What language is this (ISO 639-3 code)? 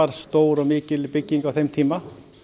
isl